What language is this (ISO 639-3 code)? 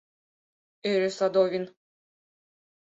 chm